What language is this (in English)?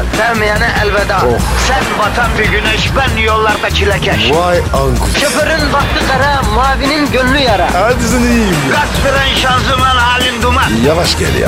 Turkish